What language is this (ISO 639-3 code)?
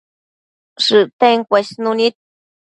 mcf